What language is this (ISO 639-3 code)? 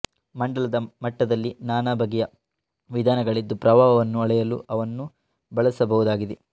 kan